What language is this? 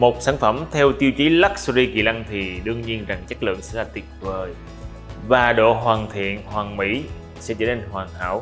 Vietnamese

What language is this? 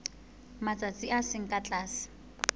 Southern Sotho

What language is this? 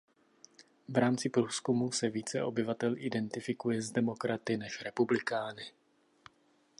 Czech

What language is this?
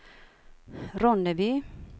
Swedish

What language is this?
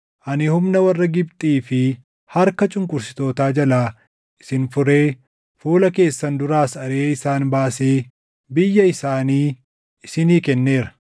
Oromo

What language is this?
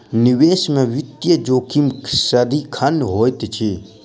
Maithili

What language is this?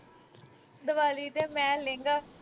Punjabi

